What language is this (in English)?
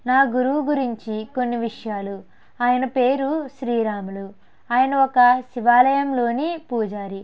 Telugu